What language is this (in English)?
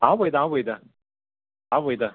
Konkani